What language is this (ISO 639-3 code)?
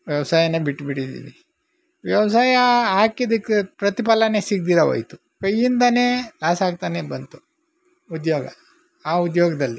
kan